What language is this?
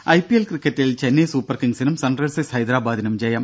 Malayalam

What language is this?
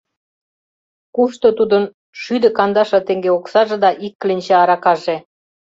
Mari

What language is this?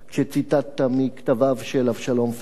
Hebrew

